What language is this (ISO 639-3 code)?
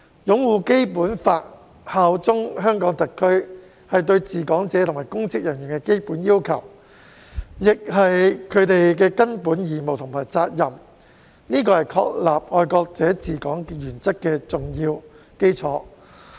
yue